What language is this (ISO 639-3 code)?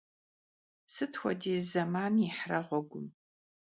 kbd